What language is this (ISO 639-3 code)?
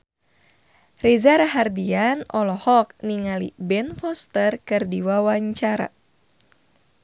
sun